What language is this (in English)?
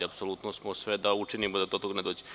Serbian